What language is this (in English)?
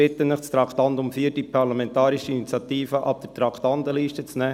Swiss German